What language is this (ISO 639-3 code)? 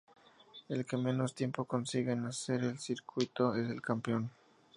spa